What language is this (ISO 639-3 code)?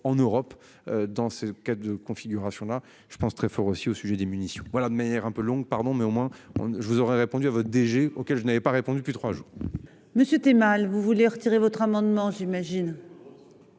fra